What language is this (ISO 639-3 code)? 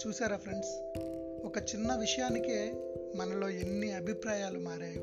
tel